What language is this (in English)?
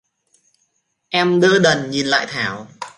Vietnamese